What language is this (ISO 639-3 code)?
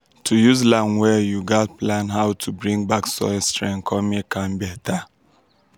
pcm